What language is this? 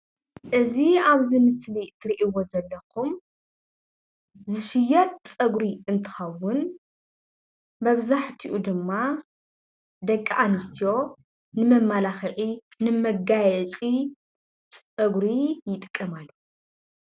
Tigrinya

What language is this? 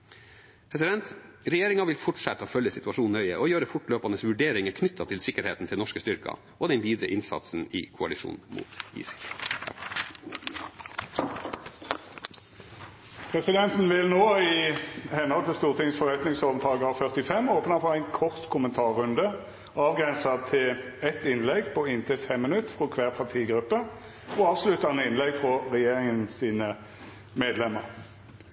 Norwegian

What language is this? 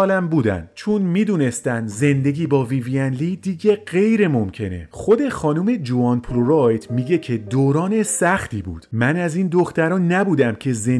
Persian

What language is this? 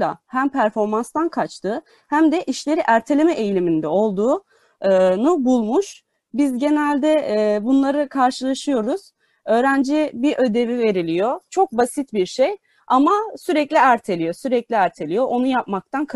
Turkish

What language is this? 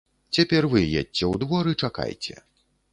Belarusian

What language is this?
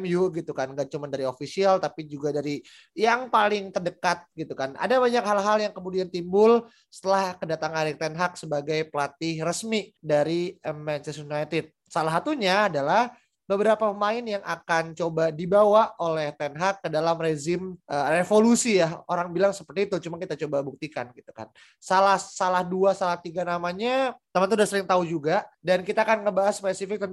Indonesian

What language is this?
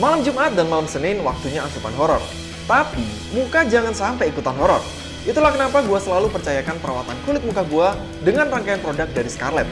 Indonesian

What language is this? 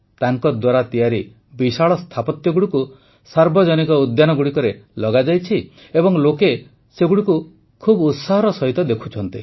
Odia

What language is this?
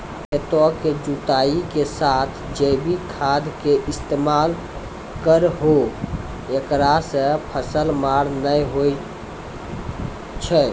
Maithili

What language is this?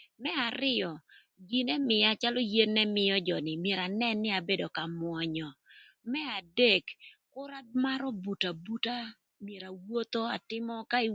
Thur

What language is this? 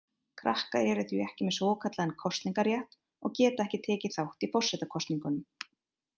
Icelandic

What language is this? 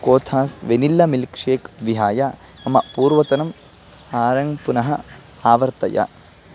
Sanskrit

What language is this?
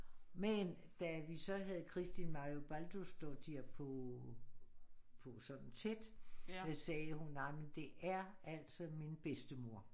Danish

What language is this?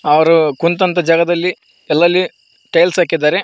Kannada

